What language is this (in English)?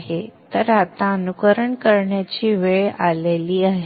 Marathi